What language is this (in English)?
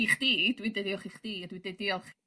Welsh